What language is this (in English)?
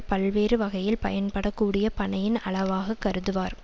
Tamil